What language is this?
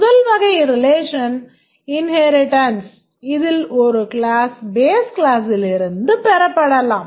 Tamil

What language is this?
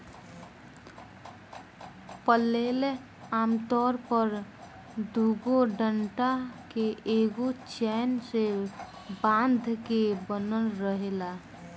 Bhojpuri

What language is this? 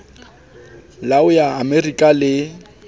Southern Sotho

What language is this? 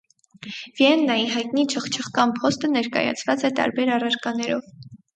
Armenian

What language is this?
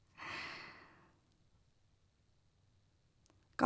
Norwegian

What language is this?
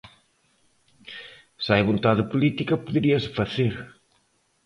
Galician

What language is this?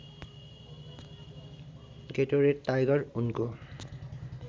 Nepali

